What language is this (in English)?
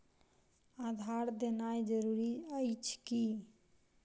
Maithili